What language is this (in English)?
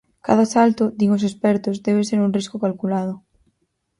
Galician